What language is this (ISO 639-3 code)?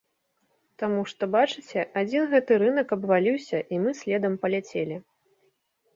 bel